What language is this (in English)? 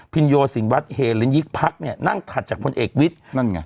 Thai